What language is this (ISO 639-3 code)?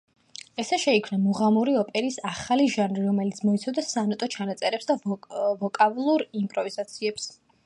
kat